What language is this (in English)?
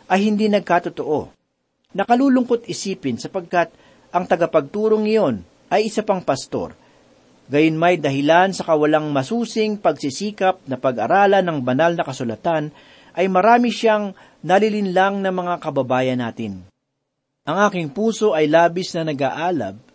Filipino